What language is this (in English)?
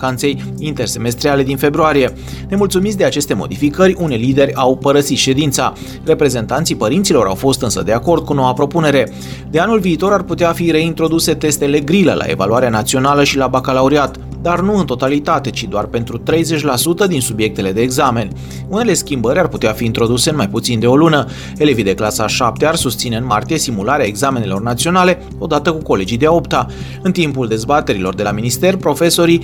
Romanian